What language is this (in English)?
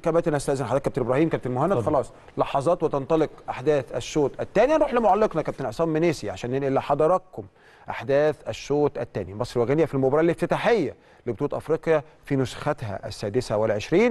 Arabic